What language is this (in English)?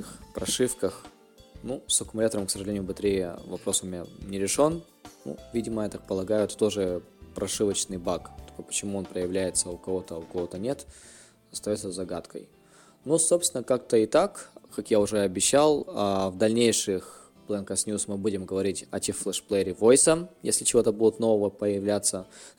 Russian